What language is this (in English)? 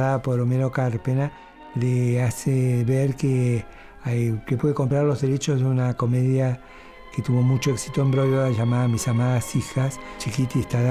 Spanish